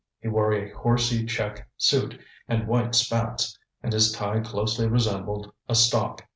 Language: English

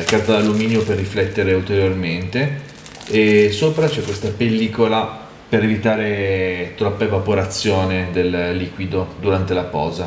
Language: Italian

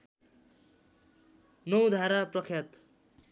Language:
Nepali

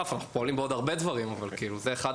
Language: Hebrew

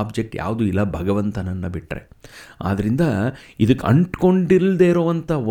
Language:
Kannada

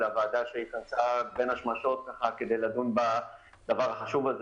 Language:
Hebrew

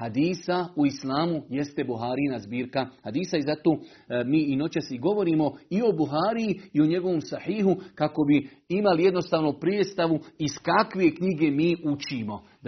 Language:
Croatian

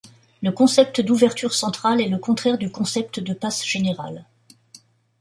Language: French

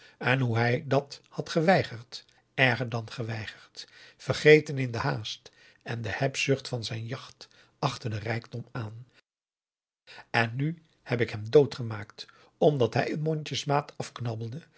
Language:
Dutch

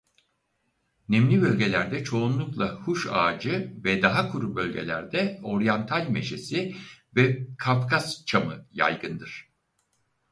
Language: Turkish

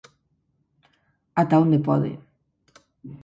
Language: Galician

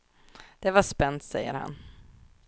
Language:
Swedish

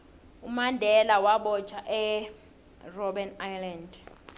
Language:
South Ndebele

